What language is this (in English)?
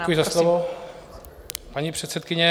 Czech